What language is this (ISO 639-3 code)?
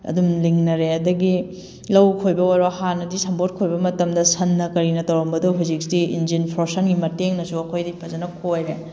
mni